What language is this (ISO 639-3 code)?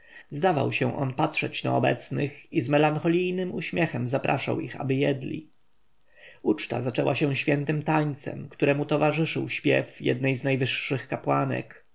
pol